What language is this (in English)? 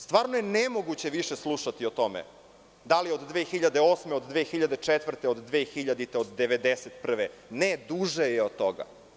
Serbian